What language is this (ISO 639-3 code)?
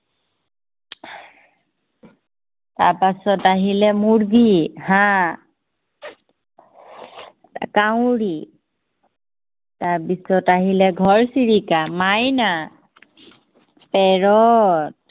asm